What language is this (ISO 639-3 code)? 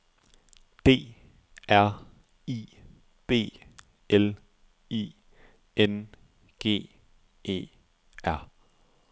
dan